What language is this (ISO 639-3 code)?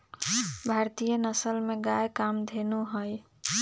mag